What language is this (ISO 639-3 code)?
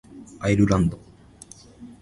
jpn